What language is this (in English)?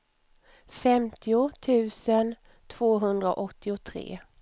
Swedish